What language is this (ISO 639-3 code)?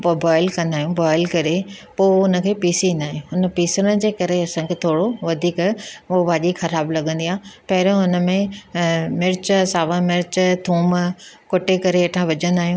snd